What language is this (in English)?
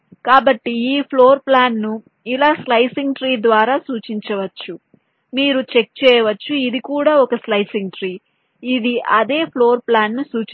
Telugu